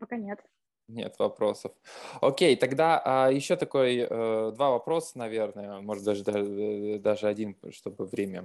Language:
Russian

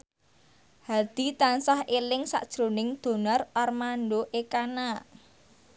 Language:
Javanese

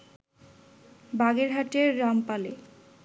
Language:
Bangla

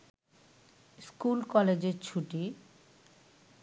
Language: Bangla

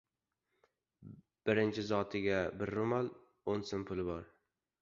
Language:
Uzbek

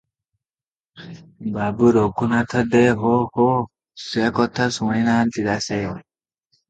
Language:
Odia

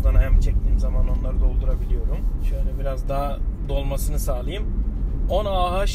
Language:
Turkish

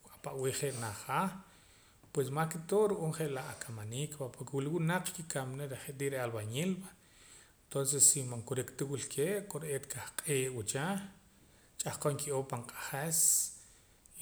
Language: Poqomam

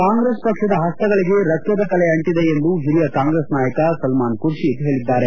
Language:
Kannada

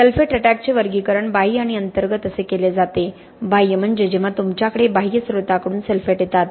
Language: Marathi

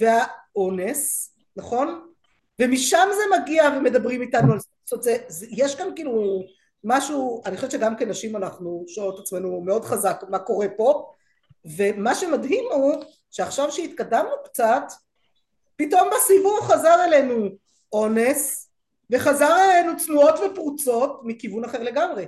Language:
Hebrew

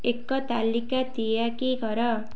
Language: Odia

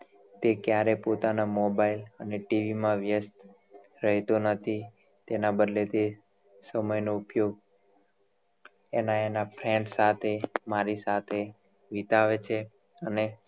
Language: Gujarati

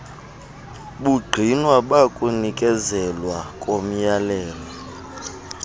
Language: Xhosa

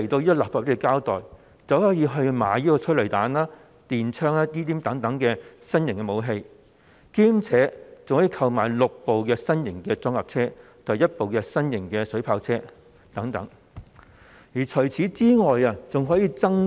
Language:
Cantonese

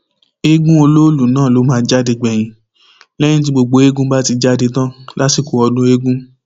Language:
Yoruba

